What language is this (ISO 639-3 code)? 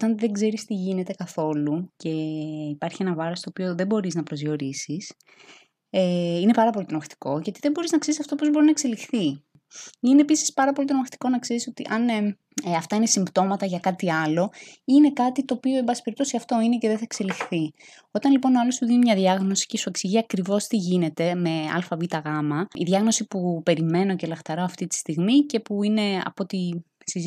ell